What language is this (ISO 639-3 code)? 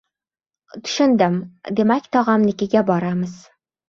uzb